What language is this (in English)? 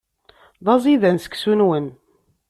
Kabyle